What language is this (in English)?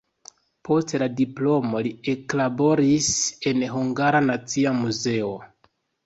Esperanto